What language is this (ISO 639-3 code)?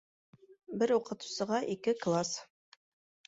bak